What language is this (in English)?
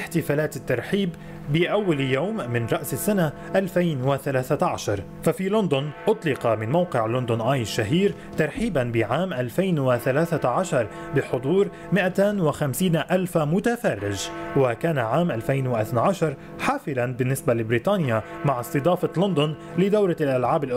Arabic